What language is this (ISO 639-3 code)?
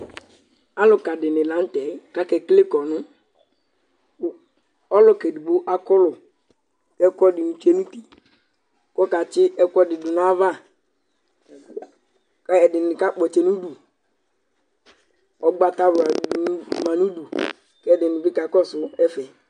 kpo